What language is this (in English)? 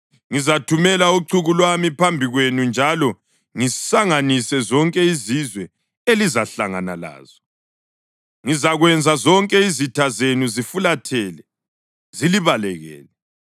North Ndebele